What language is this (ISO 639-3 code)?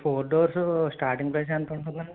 tel